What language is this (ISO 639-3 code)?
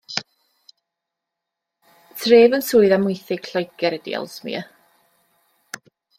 cym